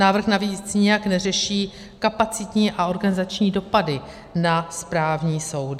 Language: Czech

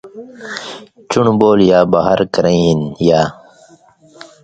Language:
Indus Kohistani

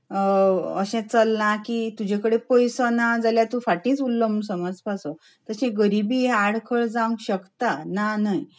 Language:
Konkani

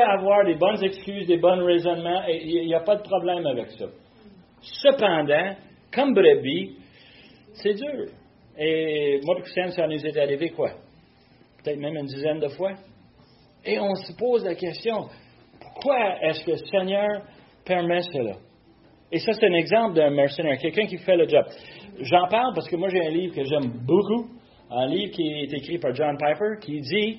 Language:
French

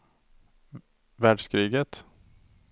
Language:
Swedish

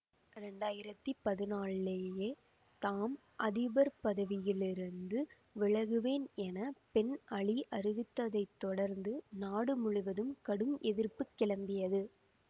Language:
Tamil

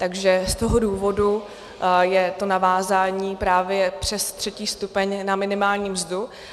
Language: Czech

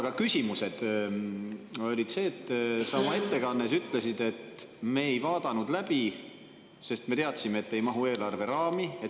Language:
Estonian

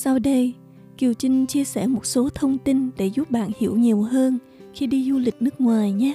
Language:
Vietnamese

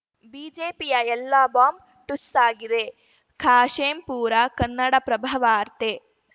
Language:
Kannada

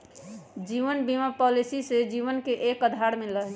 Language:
Magahi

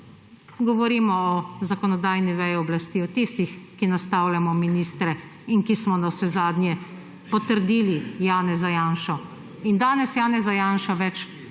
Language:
Slovenian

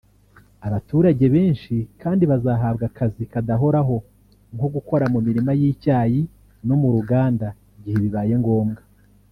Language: Kinyarwanda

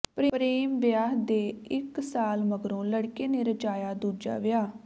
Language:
Punjabi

